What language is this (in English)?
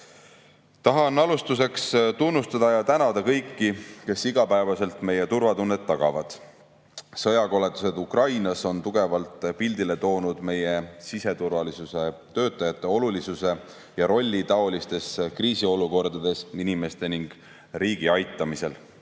Estonian